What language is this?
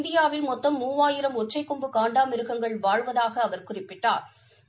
Tamil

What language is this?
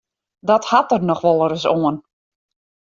Western Frisian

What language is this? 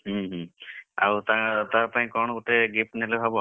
Odia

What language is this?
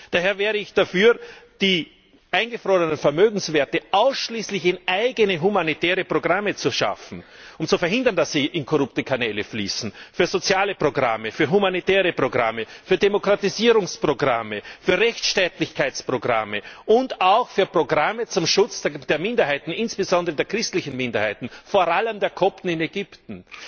German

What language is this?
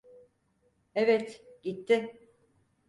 Turkish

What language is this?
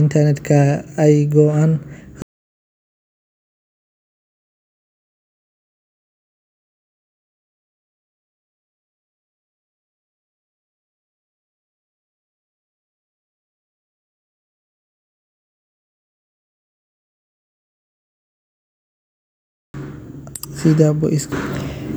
Somali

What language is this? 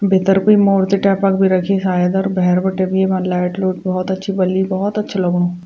Garhwali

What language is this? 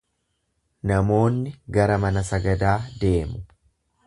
Oromo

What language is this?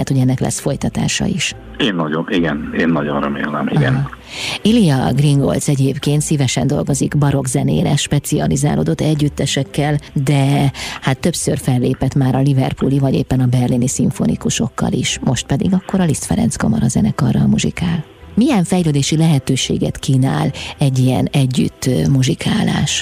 Hungarian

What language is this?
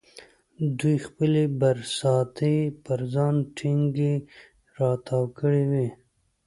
Pashto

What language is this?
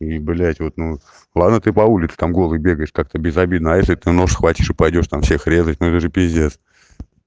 Russian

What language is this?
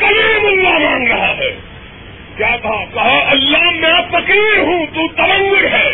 Urdu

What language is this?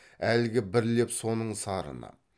Kazakh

